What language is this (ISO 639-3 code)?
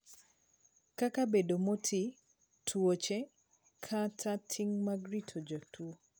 luo